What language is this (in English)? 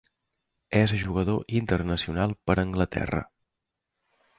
Catalan